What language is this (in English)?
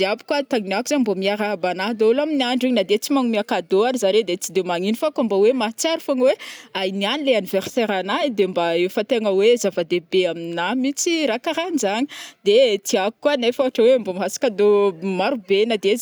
Northern Betsimisaraka Malagasy